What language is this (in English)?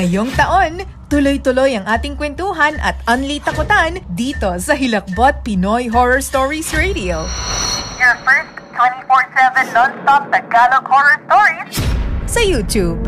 Filipino